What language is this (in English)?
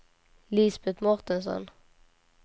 Swedish